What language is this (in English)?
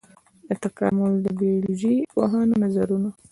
Pashto